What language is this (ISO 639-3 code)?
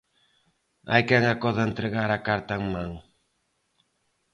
glg